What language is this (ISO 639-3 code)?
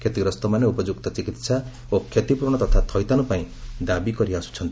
ori